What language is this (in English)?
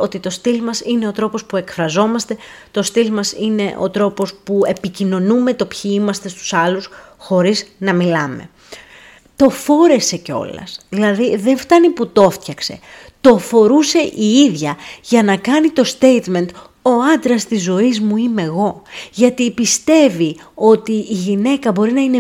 Greek